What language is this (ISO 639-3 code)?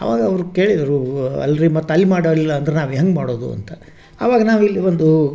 kan